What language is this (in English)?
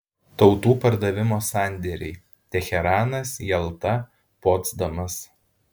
Lithuanian